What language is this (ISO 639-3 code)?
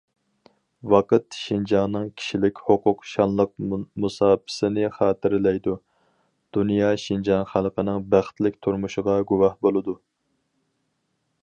uig